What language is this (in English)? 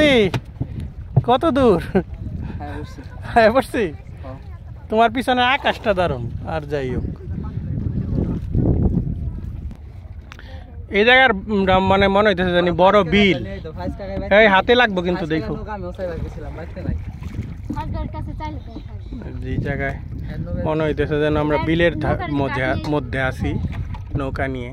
Bangla